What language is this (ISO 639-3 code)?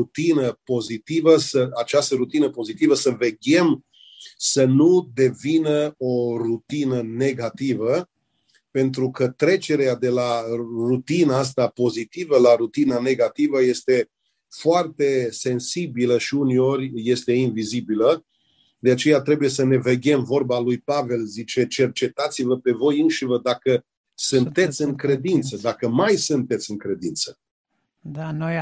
ron